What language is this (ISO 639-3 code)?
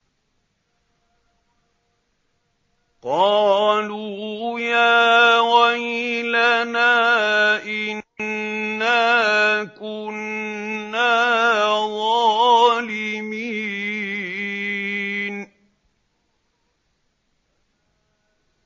ara